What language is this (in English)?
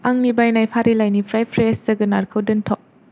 Bodo